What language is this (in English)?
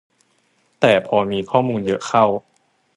Thai